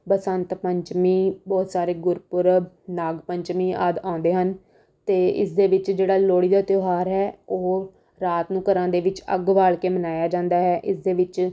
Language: Punjabi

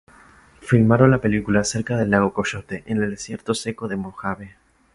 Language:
Spanish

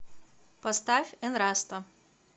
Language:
Russian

